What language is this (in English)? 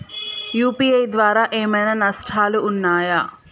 Telugu